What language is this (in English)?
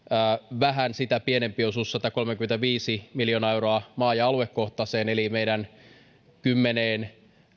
Finnish